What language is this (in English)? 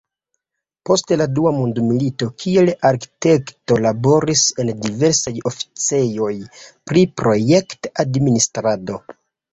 Esperanto